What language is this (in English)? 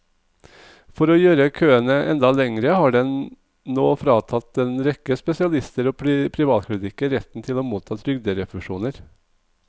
Norwegian